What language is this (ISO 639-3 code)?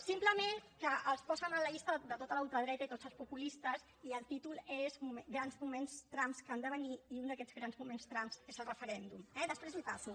cat